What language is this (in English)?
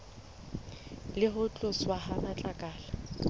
Southern Sotho